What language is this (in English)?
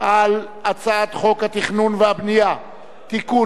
Hebrew